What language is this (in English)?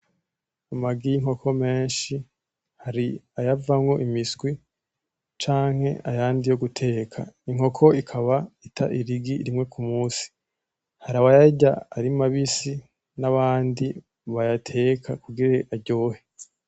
Rundi